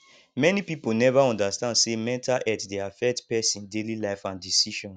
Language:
Nigerian Pidgin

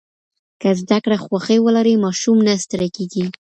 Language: Pashto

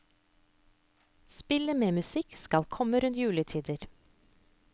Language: Norwegian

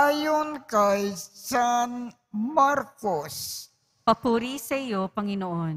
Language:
Filipino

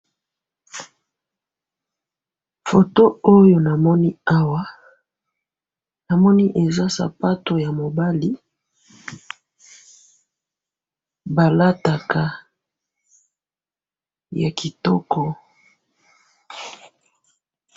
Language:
Lingala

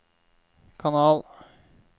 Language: Norwegian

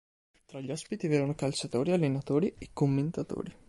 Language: Italian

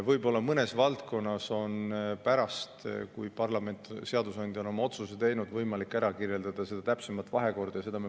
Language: Estonian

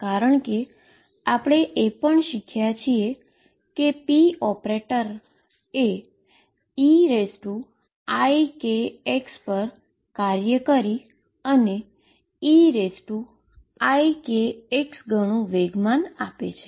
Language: Gujarati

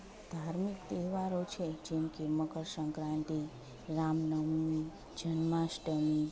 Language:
Gujarati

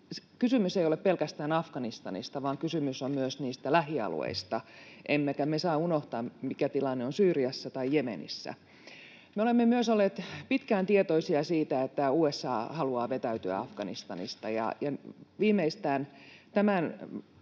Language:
Finnish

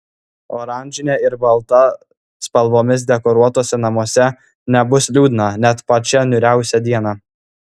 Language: Lithuanian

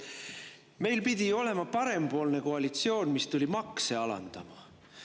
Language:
Estonian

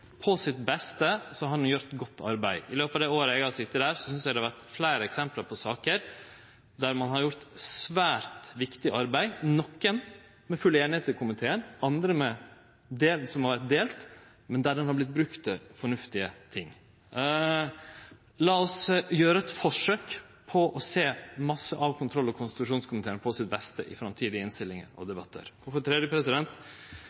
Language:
Norwegian Nynorsk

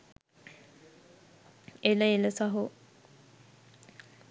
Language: Sinhala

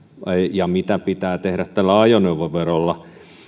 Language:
Finnish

